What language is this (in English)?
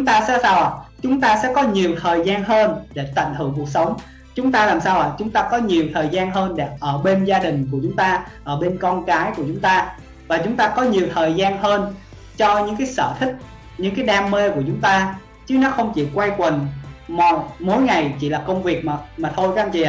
Vietnamese